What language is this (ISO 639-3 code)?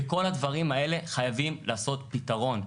heb